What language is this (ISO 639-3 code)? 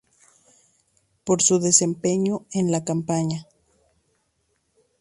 spa